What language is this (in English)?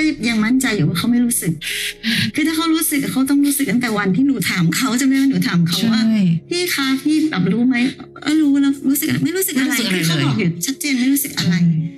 Thai